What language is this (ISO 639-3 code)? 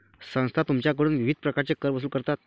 mar